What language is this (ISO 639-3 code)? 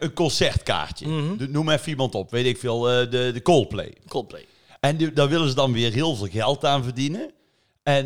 nld